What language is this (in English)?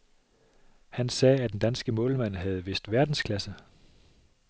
Danish